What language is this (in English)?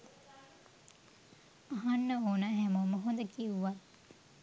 Sinhala